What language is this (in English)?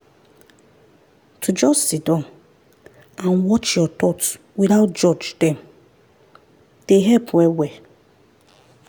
Nigerian Pidgin